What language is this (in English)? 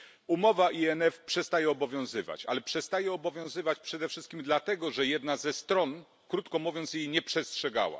Polish